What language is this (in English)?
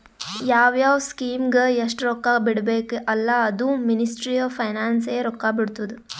Kannada